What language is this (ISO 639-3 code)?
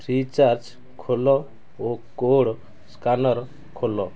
ori